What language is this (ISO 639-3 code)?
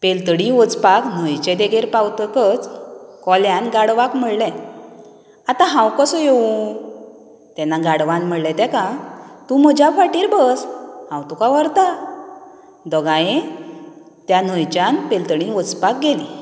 kok